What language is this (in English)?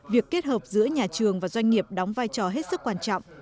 Vietnamese